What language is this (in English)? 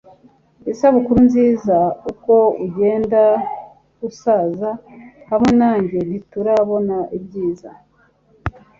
Kinyarwanda